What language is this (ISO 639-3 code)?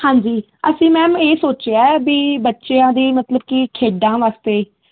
pan